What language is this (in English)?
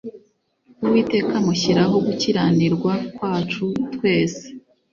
Kinyarwanda